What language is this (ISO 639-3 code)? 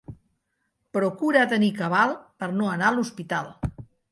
cat